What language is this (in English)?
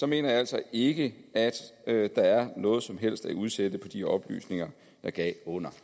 Danish